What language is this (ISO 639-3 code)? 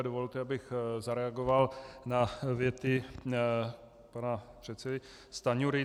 ces